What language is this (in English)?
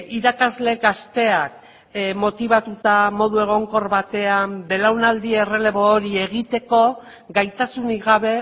Basque